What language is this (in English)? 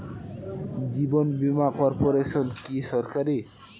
Bangla